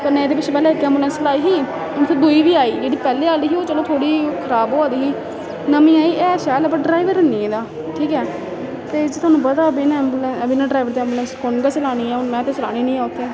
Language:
Dogri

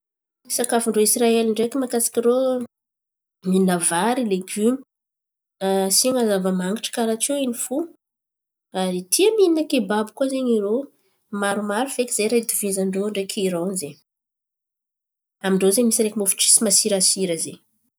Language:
Antankarana Malagasy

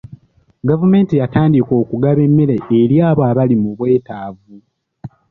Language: Ganda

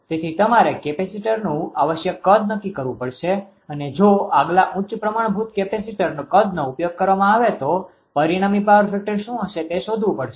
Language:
Gujarati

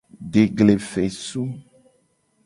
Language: Gen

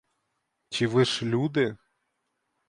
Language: Ukrainian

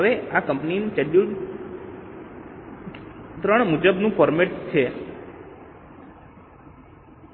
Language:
Gujarati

